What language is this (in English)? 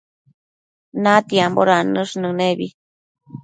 Matsés